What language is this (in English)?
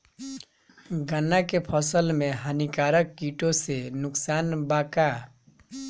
Bhojpuri